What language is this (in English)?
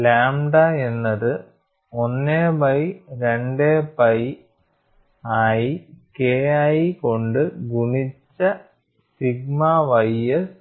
Malayalam